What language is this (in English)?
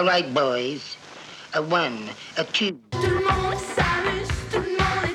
French